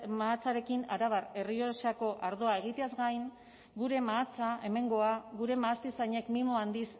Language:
Basque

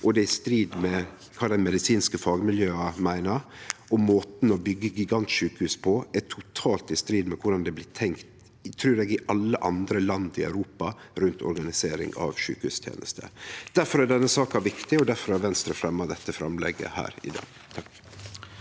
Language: Norwegian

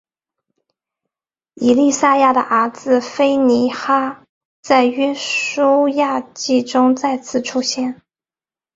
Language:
Chinese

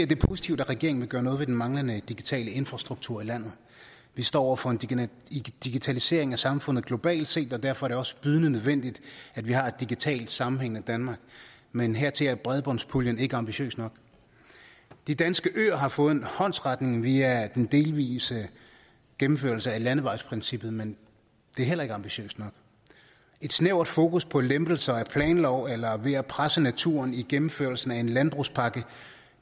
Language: Danish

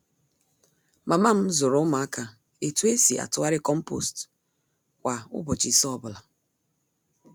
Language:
Igbo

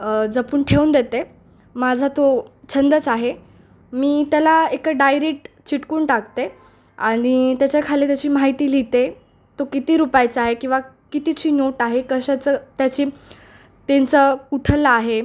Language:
Marathi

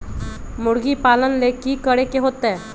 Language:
Magahi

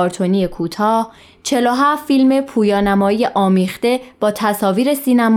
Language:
Persian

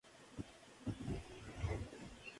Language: Spanish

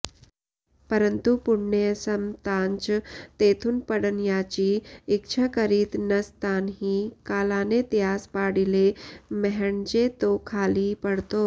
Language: Sanskrit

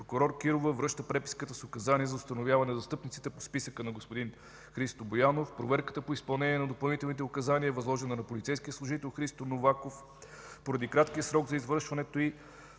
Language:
Bulgarian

